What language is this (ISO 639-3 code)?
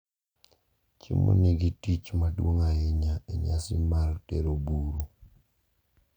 luo